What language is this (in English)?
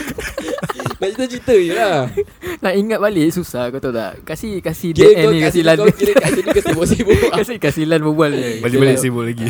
Malay